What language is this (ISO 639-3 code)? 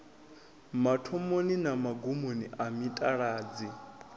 ven